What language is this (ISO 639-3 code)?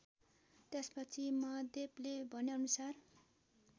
nep